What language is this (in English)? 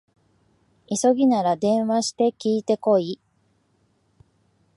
Japanese